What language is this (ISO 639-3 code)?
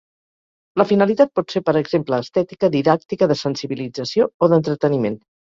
cat